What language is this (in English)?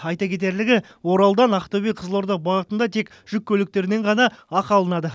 Kazakh